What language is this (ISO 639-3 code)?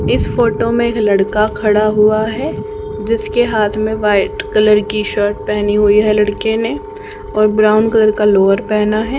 hin